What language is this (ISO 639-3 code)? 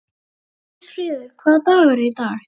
isl